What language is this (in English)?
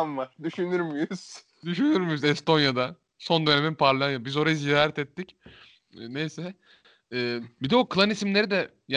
Turkish